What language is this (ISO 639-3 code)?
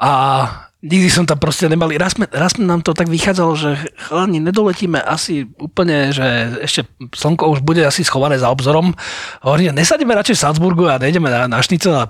slk